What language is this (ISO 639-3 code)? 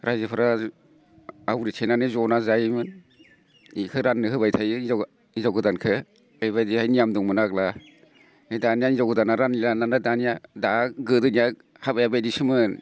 brx